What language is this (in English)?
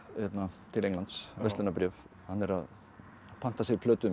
Icelandic